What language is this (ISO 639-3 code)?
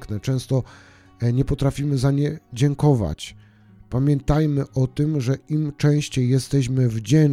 pol